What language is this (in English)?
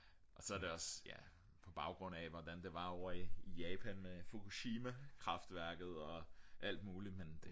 Danish